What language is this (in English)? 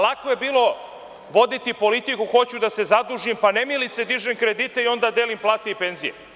Serbian